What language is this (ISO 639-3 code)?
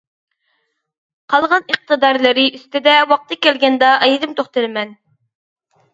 uig